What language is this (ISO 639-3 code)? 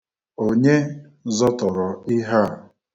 ibo